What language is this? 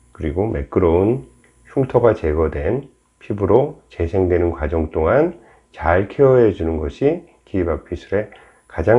Korean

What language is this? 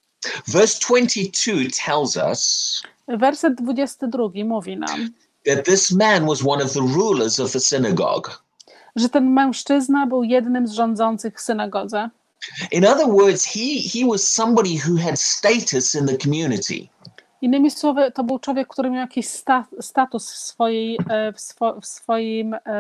Polish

